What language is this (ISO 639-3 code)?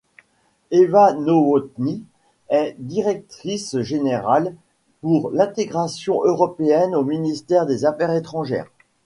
fra